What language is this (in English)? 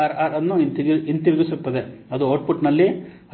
Kannada